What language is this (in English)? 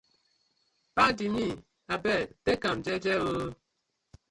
Nigerian Pidgin